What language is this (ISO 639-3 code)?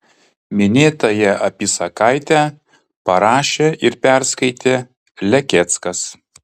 lit